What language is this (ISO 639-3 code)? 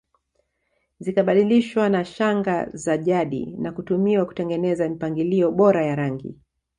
swa